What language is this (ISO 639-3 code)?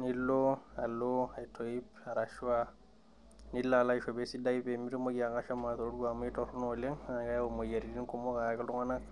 mas